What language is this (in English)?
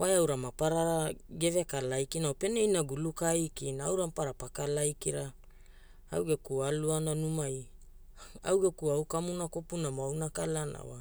Hula